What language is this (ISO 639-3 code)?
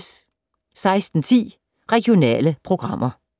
dan